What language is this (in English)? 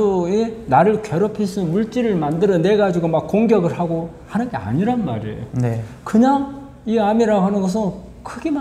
Korean